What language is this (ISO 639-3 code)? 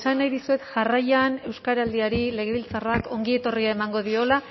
eus